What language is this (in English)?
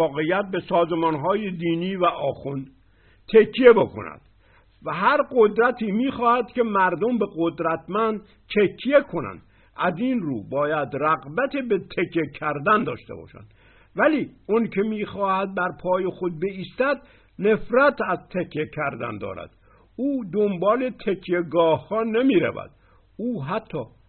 Persian